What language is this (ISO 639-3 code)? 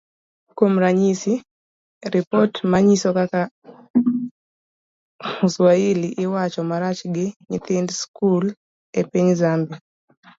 luo